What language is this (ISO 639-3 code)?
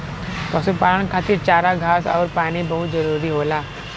bho